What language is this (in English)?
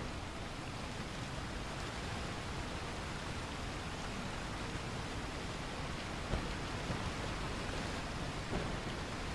Korean